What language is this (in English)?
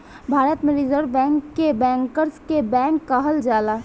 Bhojpuri